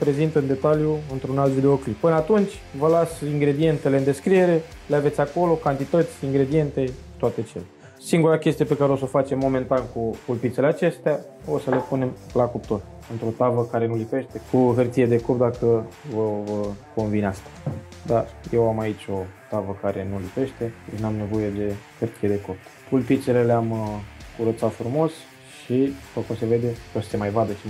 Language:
Romanian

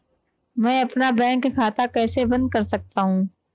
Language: Hindi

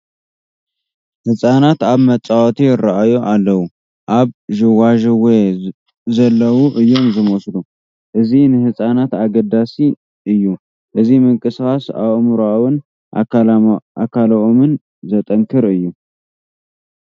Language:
Tigrinya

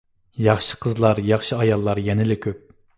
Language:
Uyghur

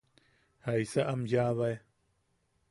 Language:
Yaqui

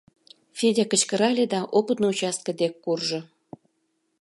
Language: Mari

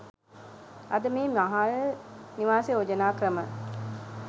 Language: Sinhala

